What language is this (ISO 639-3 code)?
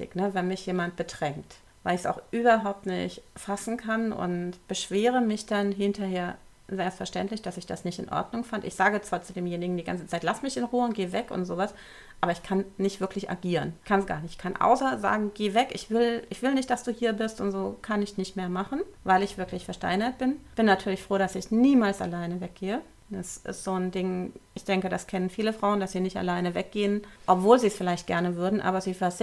deu